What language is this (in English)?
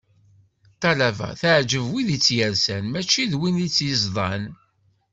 Kabyle